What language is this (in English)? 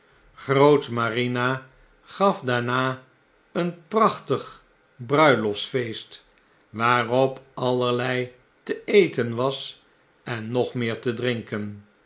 Dutch